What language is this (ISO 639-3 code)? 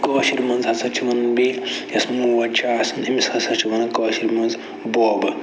kas